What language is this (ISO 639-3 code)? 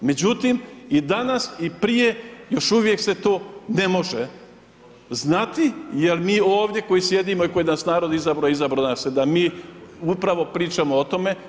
hrv